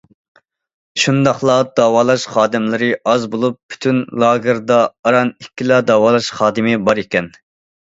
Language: Uyghur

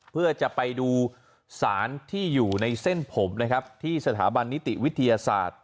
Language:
Thai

